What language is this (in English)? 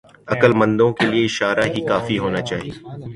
Urdu